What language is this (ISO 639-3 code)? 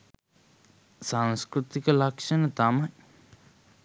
sin